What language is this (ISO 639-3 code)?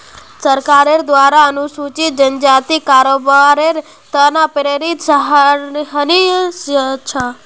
mag